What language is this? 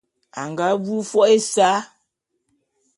Bulu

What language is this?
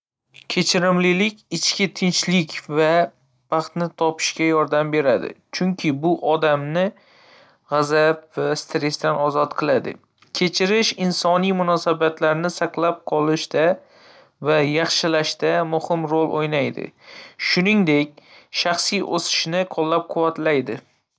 Uzbek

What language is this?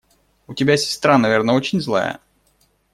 Russian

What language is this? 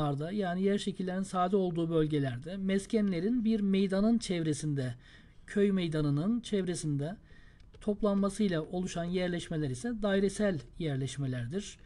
Turkish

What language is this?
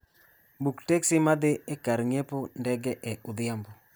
Luo (Kenya and Tanzania)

